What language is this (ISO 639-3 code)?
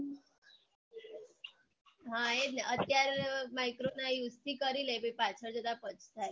guj